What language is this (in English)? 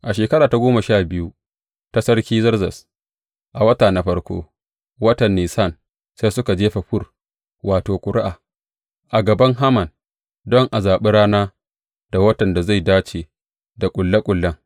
Hausa